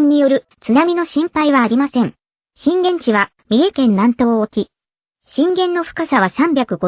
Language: Japanese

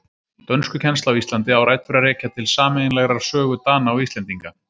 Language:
Icelandic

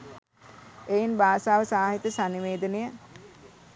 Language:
Sinhala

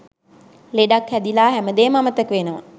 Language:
Sinhala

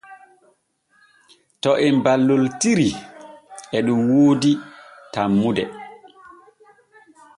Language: Borgu Fulfulde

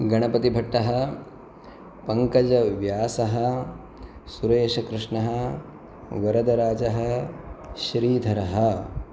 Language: Sanskrit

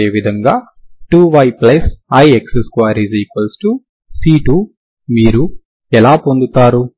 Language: Telugu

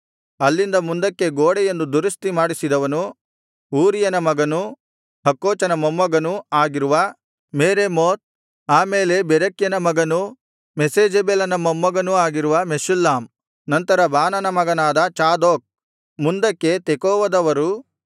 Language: Kannada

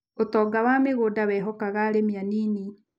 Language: Kikuyu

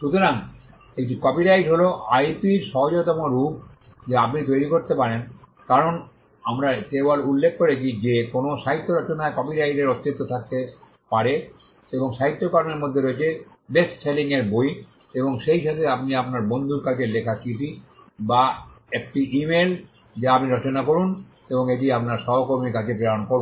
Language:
Bangla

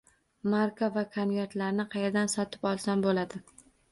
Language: Uzbek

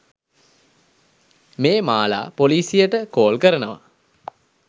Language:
Sinhala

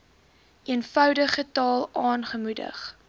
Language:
Afrikaans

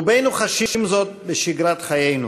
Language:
Hebrew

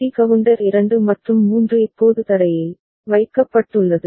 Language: Tamil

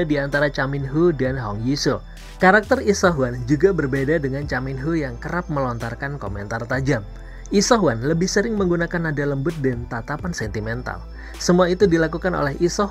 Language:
Indonesian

